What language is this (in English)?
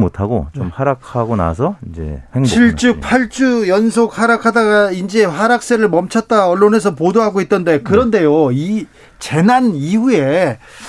Korean